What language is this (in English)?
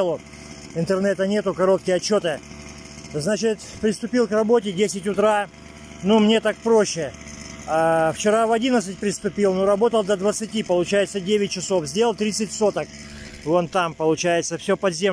Russian